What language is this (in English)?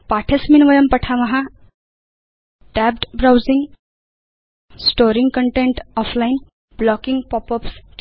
Sanskrit